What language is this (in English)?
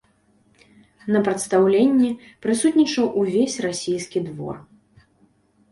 Belarusian